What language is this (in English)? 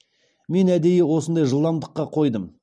Kazakh